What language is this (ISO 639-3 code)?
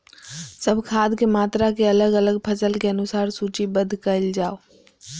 mai